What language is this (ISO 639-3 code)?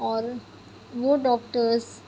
urd